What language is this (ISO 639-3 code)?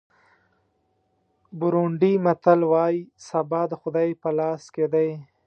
pus